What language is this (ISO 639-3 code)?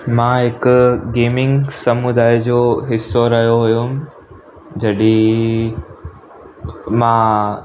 snd